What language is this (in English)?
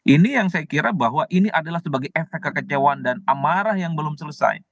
Indonesian